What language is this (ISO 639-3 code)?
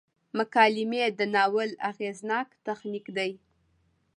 pus